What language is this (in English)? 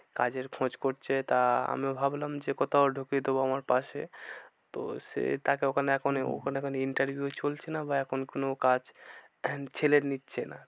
Bangla